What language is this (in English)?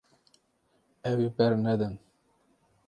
Kurdish